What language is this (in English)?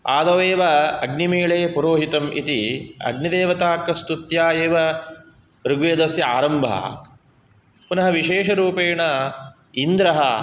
Sanskrit